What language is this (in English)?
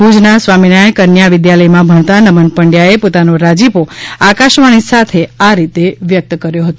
Gujarati